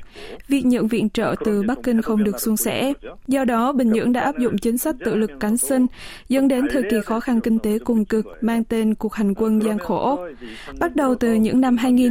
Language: Vietnamese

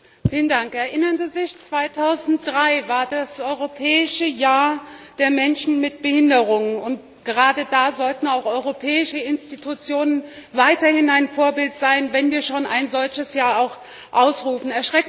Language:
German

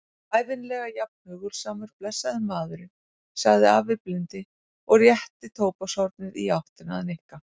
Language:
Icelandic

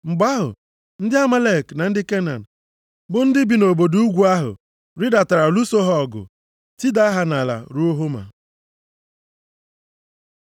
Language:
Igbo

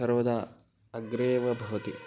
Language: Sanskrit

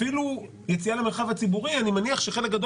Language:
Hebrew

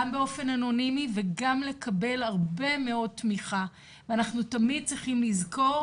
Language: Hebrew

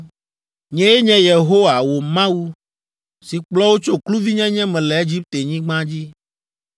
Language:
Ewe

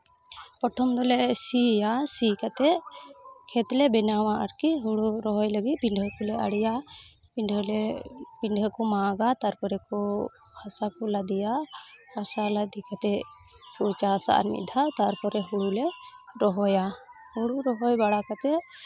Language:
Santali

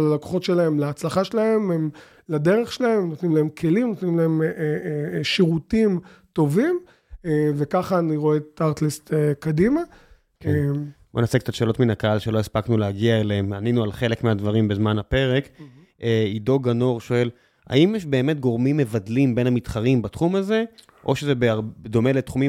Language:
Hebrew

